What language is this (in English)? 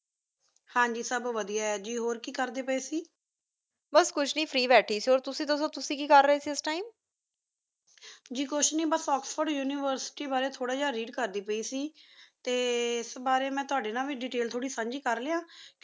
Punjabi